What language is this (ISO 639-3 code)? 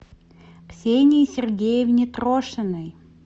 rus